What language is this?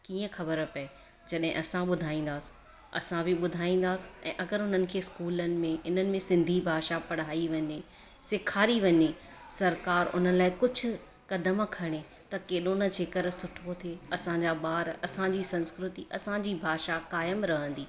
Sindhi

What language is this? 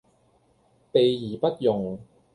Cantonese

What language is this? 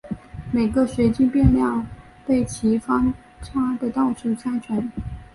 Chinese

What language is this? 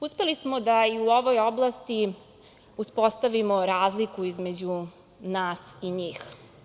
Serbian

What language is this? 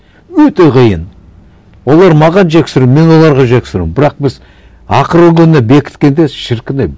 Kazakh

